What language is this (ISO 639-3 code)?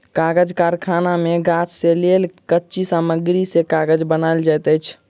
mai